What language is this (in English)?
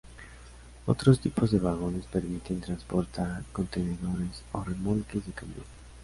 Spanish